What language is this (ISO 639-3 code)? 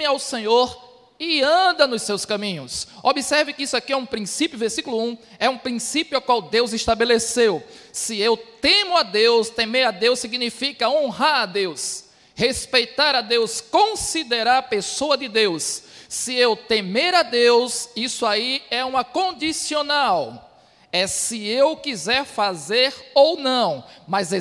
por